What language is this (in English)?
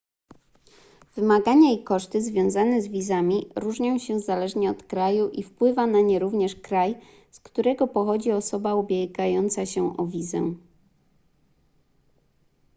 Polish